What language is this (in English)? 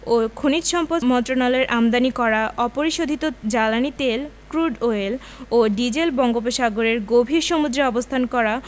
Bangla